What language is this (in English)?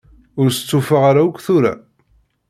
Kabyle